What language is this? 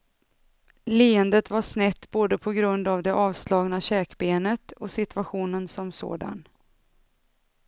Swedish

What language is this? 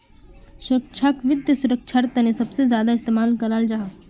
Magahi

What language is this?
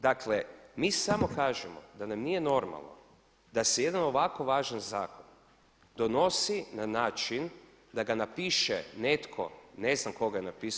Croatian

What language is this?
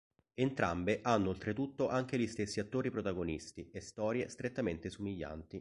Italian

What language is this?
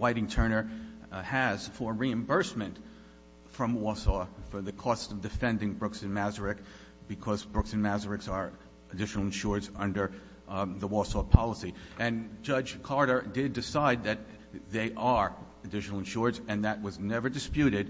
English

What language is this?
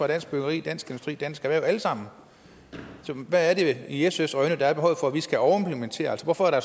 Danish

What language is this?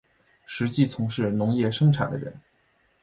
Chinese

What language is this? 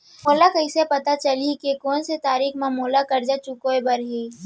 Chhattisgarhi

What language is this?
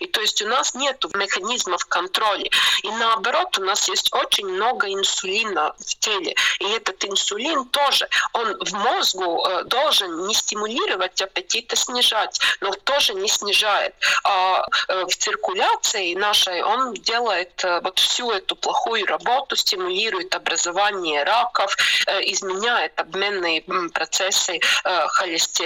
Russian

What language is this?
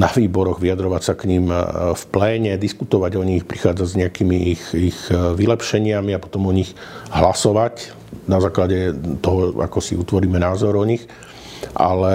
Slovak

